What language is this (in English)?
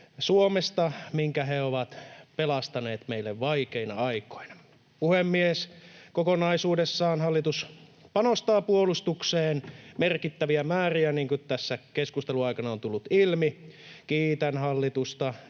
Finnish